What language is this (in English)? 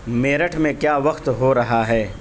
Urdu